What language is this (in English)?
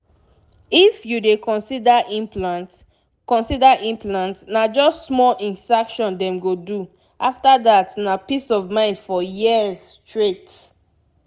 Nigerian Pidgin